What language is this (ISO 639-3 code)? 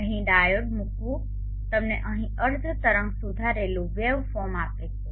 guj